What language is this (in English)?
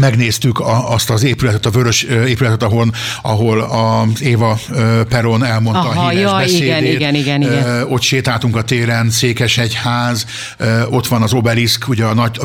Hungarian